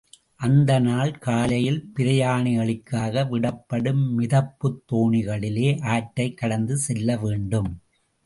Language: Tamil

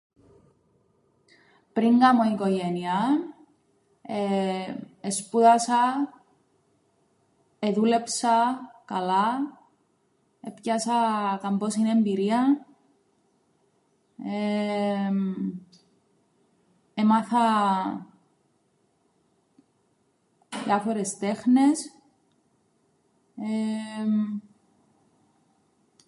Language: Greek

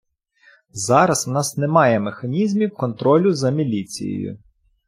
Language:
Ukrainian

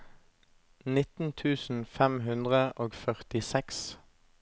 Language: Norwegian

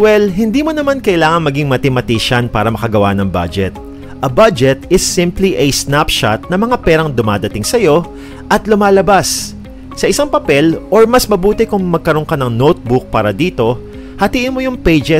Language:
Filipino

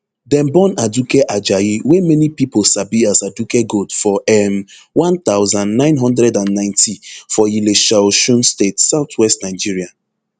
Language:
Nigerian Pidgin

